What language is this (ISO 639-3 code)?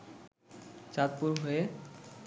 ben